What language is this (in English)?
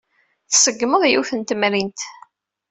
Kabyle